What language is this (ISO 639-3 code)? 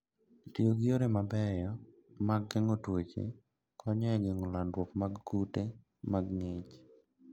luo